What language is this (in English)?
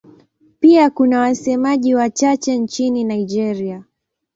Swahili